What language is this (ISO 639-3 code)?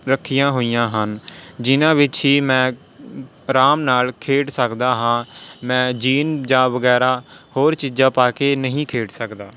pan